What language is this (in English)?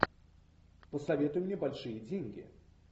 Russian